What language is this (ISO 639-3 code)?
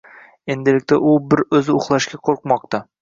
uzb